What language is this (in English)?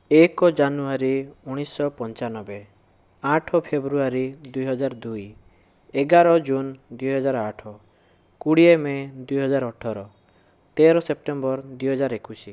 Odia